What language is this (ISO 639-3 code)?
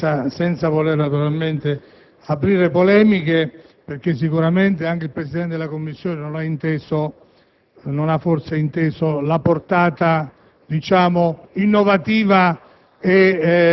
ita